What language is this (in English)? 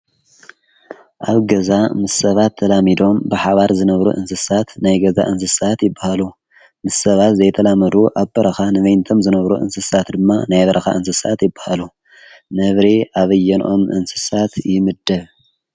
Tigrinya